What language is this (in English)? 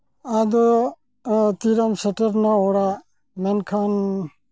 Santali